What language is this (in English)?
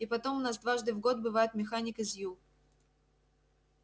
Russian